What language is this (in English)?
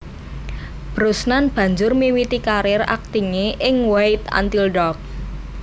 Javanese